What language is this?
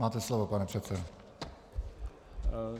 Czech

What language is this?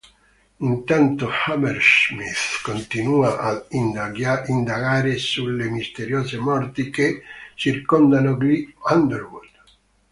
Italian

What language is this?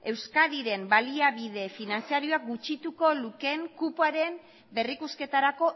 Basque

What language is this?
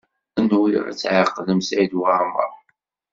Kabyle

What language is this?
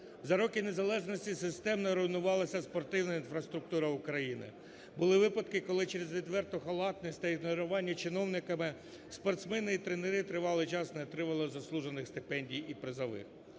Ukrainian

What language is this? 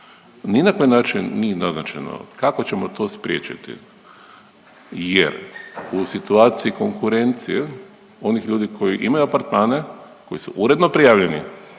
Croatian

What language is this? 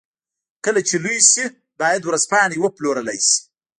Pashto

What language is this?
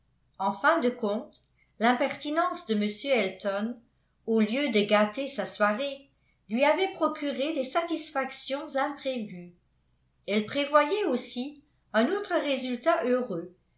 French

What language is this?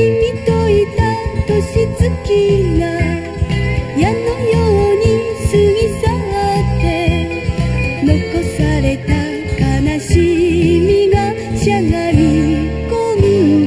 Japanese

